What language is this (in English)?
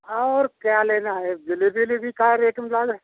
Hindi